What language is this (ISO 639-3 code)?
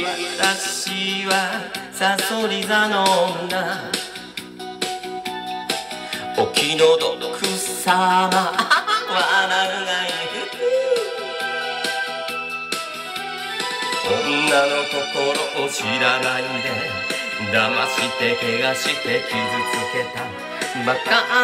jpn